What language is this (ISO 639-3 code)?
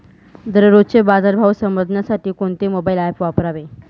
mar